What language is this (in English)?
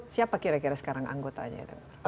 Indonesian